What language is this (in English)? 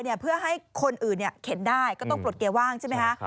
Thai